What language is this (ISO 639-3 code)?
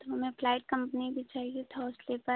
hin